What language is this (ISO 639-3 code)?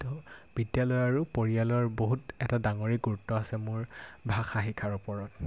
asm